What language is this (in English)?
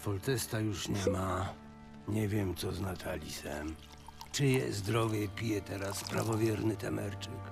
Polish